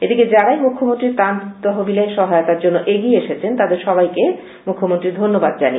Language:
Bangla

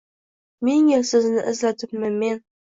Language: Uzbek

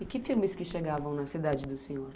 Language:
Portuguese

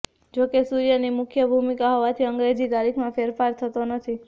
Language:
Gujarati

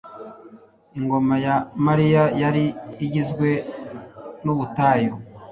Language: Kinyarwanda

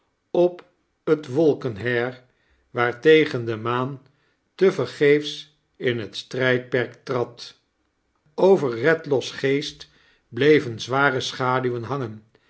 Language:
Dutch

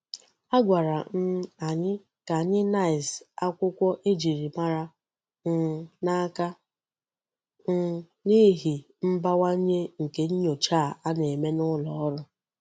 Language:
Igbo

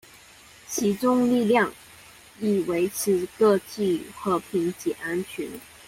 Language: Chinese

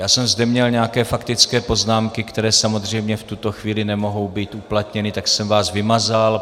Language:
Czech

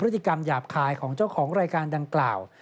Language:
Thai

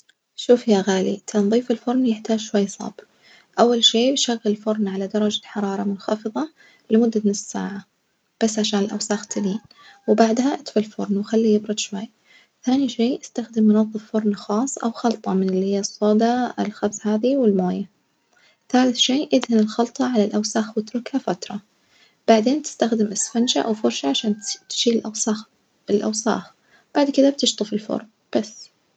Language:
Najdi Arabic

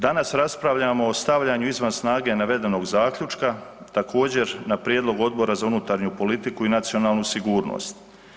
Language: Croatian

